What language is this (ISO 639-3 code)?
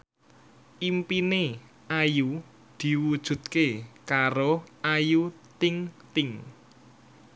jav